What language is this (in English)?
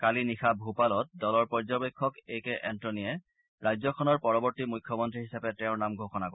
Assamese